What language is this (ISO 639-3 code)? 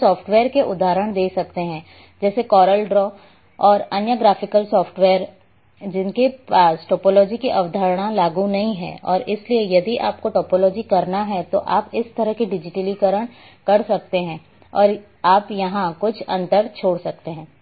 hin